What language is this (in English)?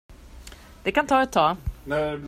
Swedish